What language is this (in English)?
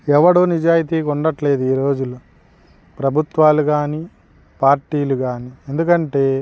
Telugu